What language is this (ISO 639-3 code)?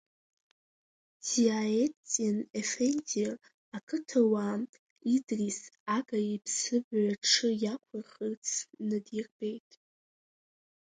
abk